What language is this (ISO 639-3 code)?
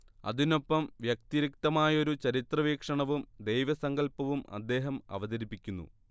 mal